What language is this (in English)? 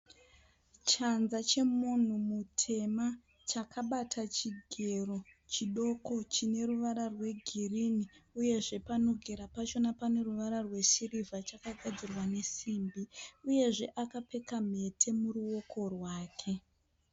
Shona